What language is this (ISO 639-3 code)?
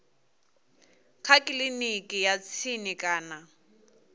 ven